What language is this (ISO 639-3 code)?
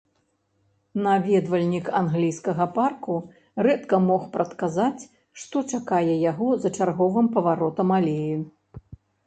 bel